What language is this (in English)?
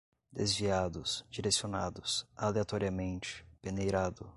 Portuguese